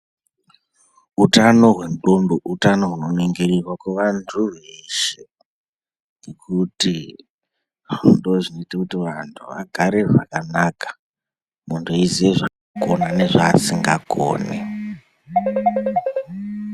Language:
Ndau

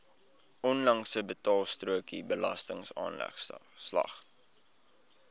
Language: Afrikaans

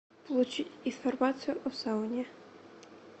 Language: Russian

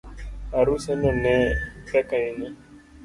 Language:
Luo (Kenya and Tanzania)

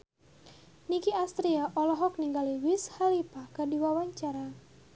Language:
Sundanese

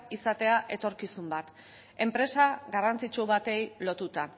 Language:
Basque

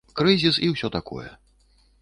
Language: Belarusian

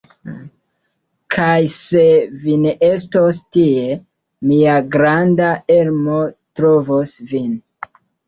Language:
Esperanto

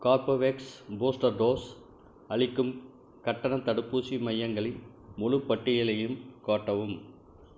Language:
Tamil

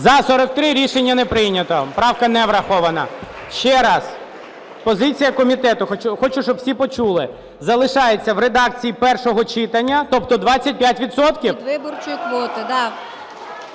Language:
Ukrainian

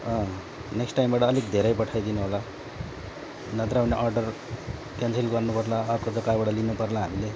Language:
Nepali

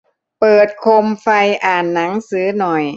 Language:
Thai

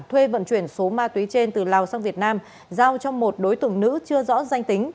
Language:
Vietnamese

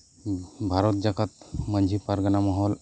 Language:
Santali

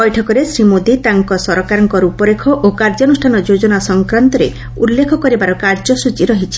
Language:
Odia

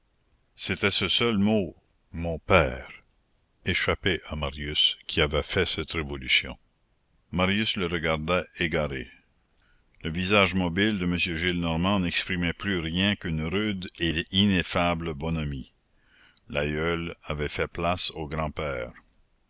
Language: French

